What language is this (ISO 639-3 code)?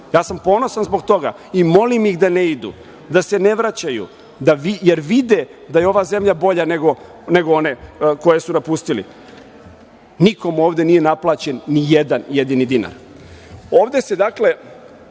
srp